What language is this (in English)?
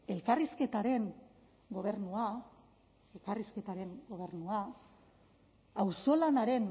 Basque